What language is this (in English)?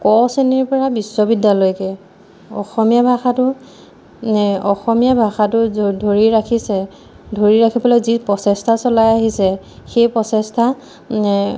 Assamese